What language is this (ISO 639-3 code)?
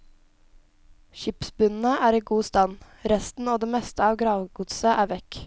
nor